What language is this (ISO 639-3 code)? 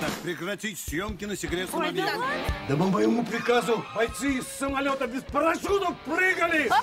rus